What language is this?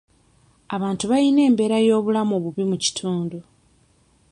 Ganda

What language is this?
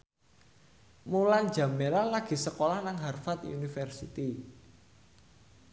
Javanese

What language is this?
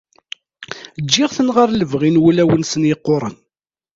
Kabyle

